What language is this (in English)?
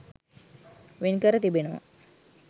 Sinhala